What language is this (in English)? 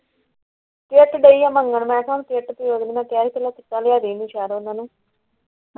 Punjabi